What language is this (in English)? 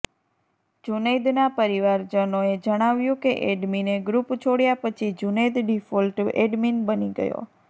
Gujarati